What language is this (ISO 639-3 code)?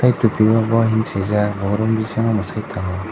trp